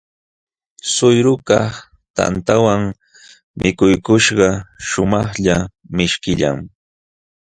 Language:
Jauja Wanca Quechua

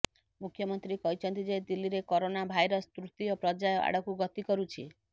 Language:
Odia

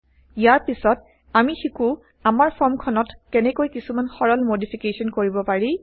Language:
Assamese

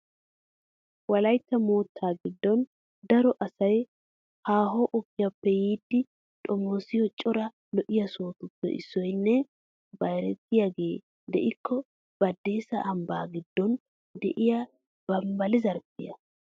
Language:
Wolaytta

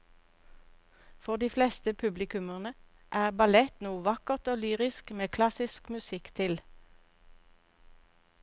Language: Norwegian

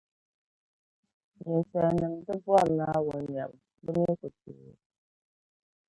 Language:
Dagbani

